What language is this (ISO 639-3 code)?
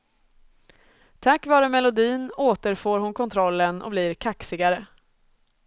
swe